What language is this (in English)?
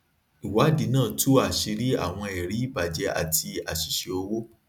Yoruba